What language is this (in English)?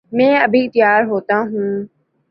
Urdu